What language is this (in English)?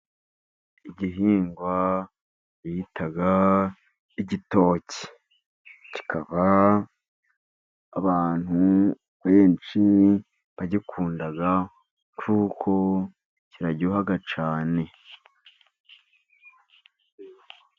Kinyarwanda